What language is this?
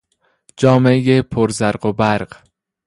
Persian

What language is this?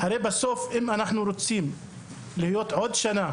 Hebrew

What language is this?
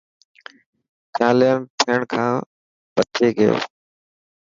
Dhatki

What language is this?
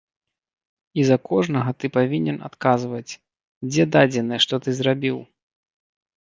Belarusian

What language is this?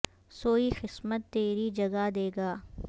Urdu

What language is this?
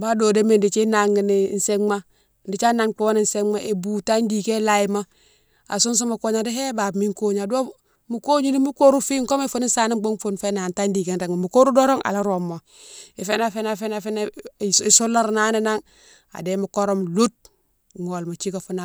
Mansoanka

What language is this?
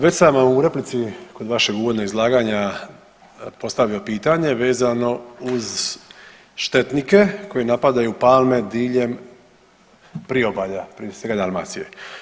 Croatian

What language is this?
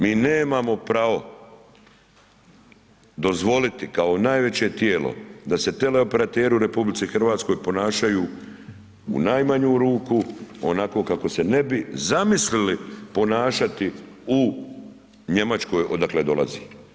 Croatian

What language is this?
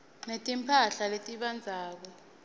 Swati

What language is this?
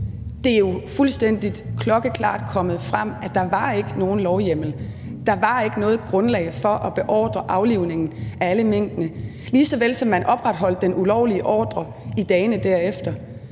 Danish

